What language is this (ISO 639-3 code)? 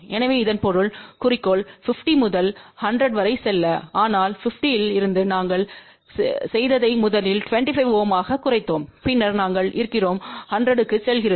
tam